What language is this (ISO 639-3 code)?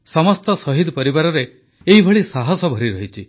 ori